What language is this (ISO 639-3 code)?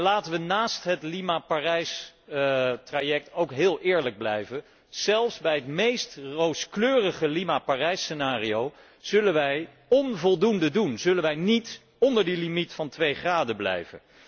nld